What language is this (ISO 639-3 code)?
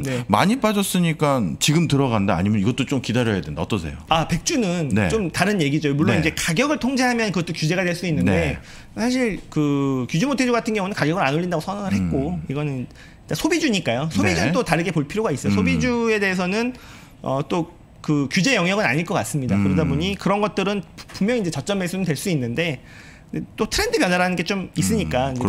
kor